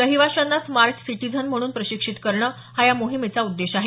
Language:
Marathi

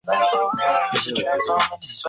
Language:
Chinese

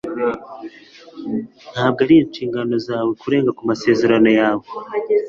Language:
Kinyarwanda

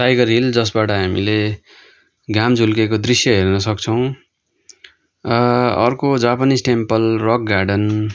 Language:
Nepali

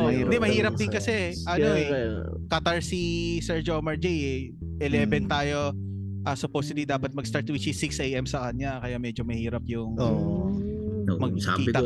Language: Filipino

